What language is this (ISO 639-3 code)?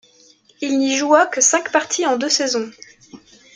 fra